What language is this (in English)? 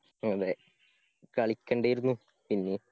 Malayalam